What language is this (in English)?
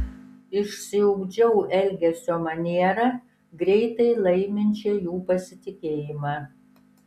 Lithuanian